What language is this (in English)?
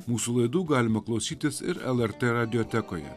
Lithuanian